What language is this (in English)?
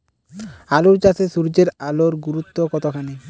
Bangla